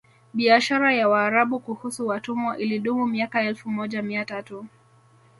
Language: Swahili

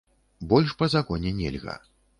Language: Belarusian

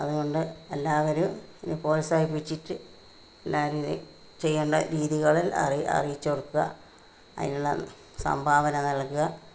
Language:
Malayalam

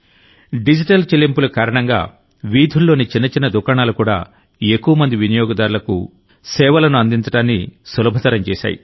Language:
Telugu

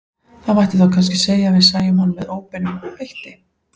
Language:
Icelandic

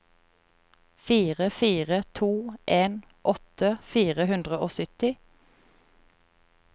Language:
Norwegian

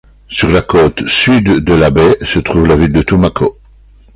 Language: French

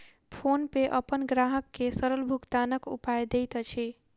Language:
Maithili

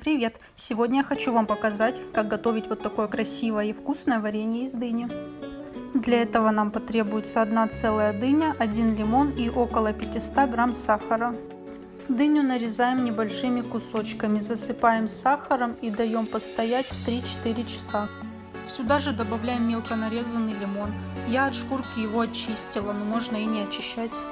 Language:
Russian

